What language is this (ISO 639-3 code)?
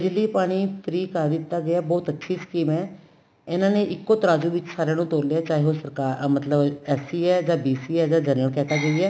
pan